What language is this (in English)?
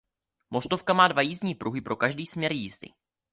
Czech